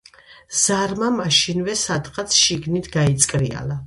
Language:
Georgian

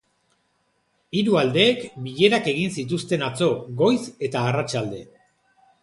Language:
Basque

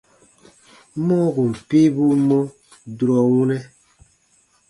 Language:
Baatonum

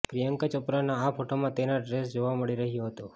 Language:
Gujarati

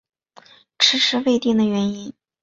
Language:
Chinese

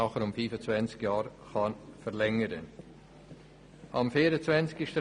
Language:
Swiss German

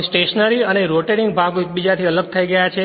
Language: Gujarati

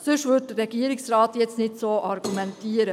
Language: Swiss German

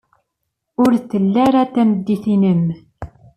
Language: Kabyle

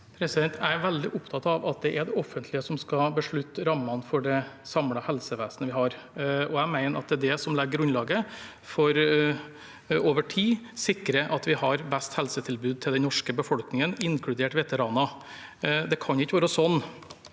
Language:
Norwegian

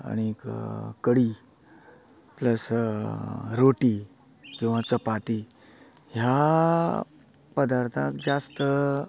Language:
Konkani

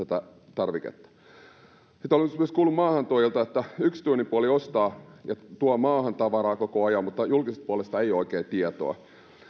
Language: Finnish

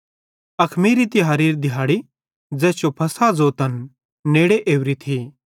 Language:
Bhadrawahi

